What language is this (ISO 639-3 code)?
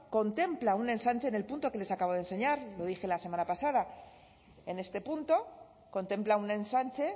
spa